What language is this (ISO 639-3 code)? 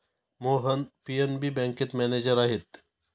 mar